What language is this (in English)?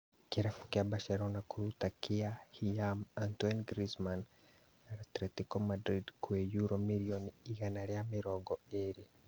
Kikuyu